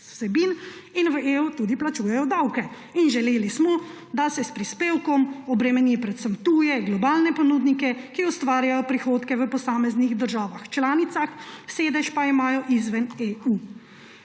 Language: Slovenian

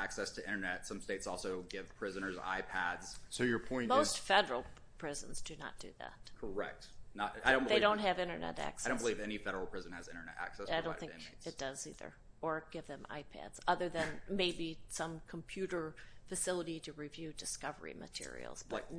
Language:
English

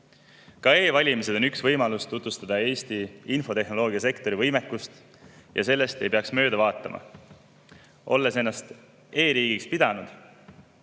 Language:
Estonian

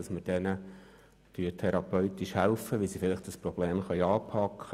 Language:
Swiss German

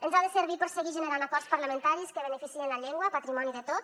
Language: Catalan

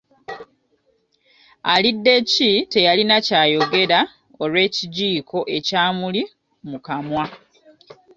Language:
Ganda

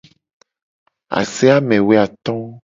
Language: Gen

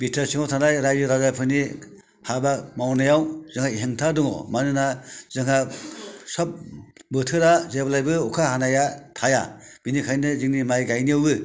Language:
Bodo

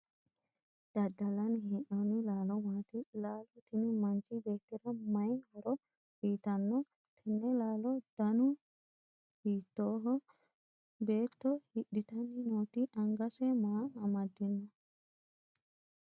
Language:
Sidamo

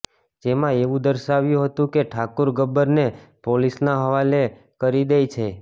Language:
Gujarati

